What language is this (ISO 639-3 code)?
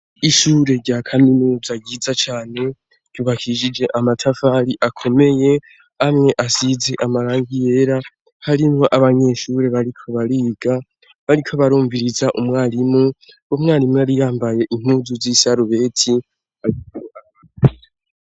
run